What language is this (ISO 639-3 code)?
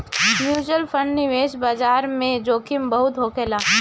bho